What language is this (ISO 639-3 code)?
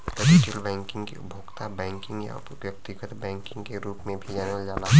bho